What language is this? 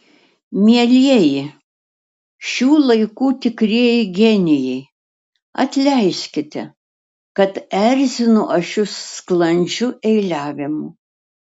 Lithuanian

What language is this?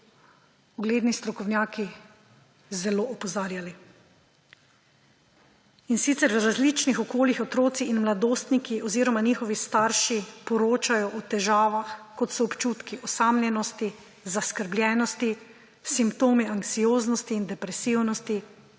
Slovenian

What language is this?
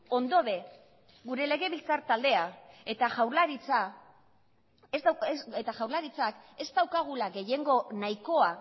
Basque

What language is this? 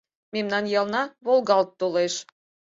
Mari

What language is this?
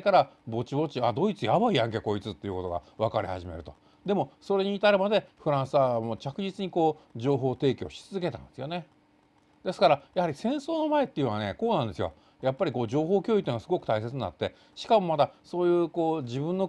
Japanese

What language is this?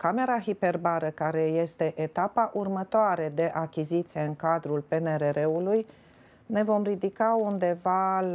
Romanian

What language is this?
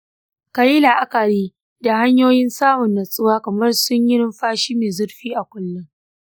Hausa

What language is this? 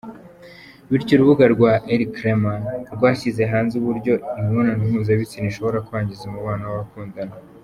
Kinyarwanda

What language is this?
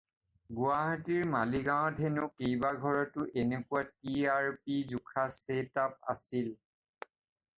Assamese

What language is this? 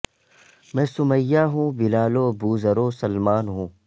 Urdu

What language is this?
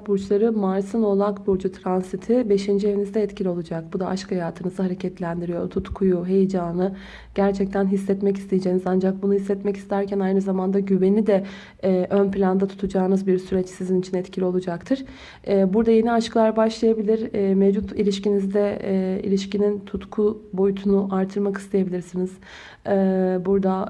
Turkish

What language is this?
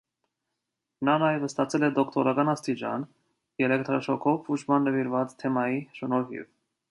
Armenian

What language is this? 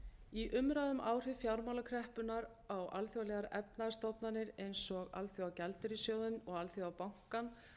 Icelandic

